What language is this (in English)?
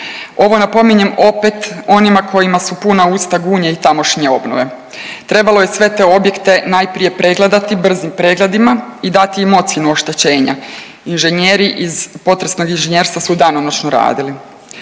Croatian